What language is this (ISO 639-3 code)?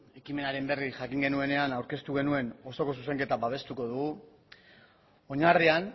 eus